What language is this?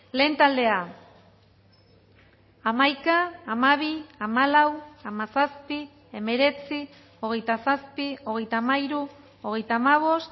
Basque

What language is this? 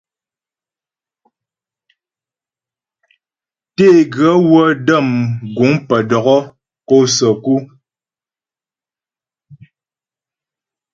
Ghomala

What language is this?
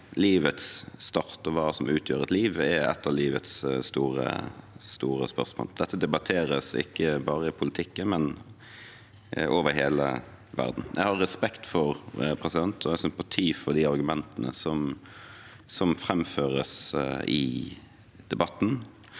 Norwegian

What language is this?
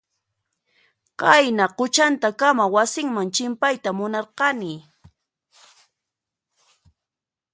Puno Quechua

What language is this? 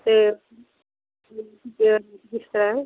Punjabi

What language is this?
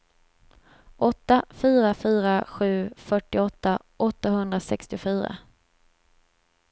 Swedish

